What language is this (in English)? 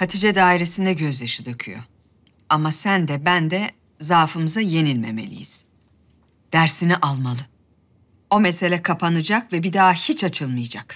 Turkish